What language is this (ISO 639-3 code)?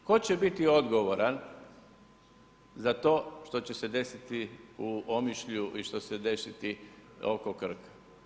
hrv